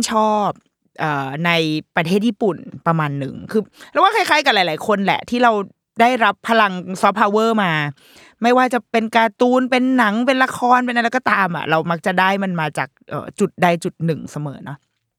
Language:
Thai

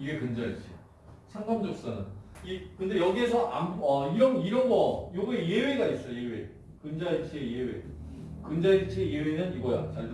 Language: Korean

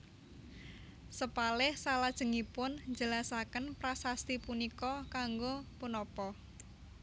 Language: Javanese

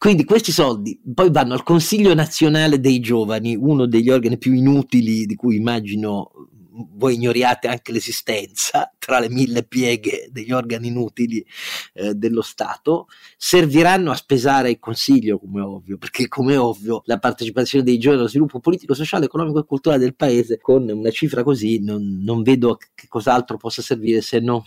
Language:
Italian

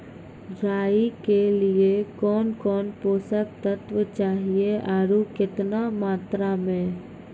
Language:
Maithili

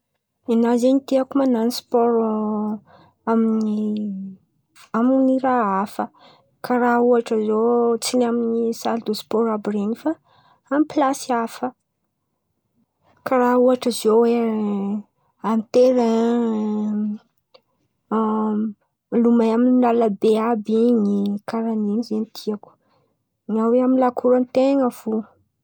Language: Antankarana Malagasy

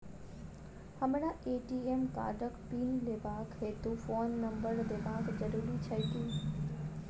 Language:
Maithili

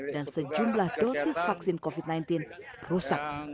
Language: Indonesian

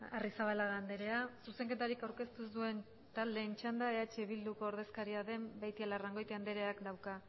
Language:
Basque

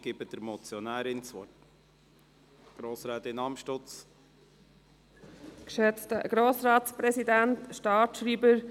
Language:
Swiss German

